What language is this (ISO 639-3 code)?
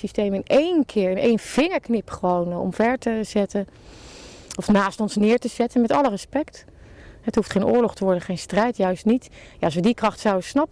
nld